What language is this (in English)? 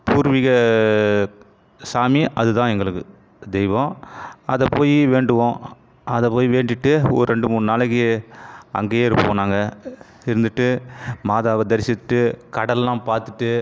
Tamil